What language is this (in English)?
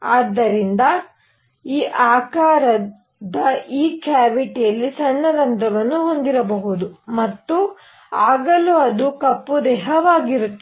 Kannada